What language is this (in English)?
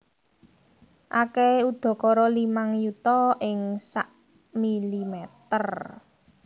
Javanese